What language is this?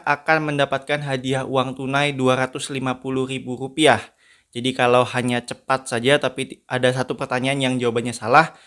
Indonesian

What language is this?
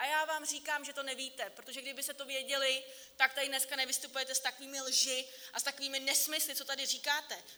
Czech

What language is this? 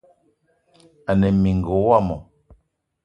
Eton (Cameroon)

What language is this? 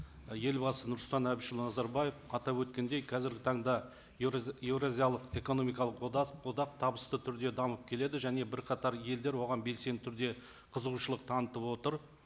Kazakh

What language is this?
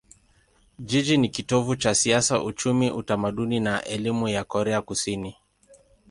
Swahili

